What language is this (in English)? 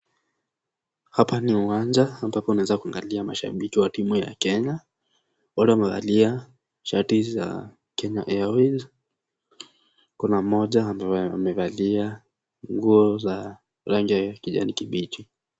Swahili